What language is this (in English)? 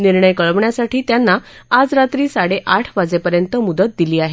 Marathi